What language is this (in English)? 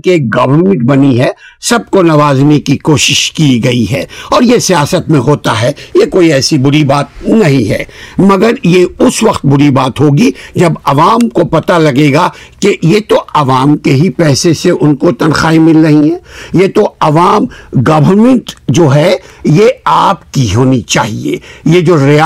Urdu